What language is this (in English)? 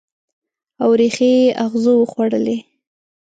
Pashto